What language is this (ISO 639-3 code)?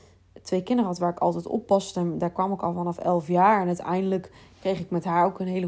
nld